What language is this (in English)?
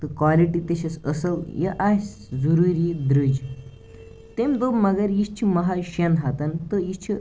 Kashmiri